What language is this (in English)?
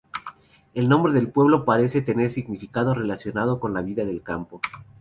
Spanish